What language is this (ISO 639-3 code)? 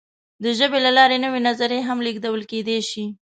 pus